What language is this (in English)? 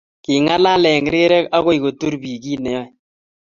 Kalenjin